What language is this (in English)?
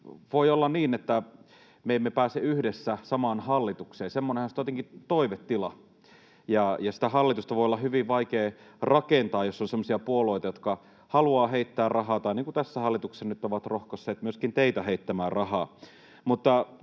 Finnish